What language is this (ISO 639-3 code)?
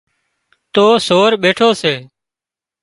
kxp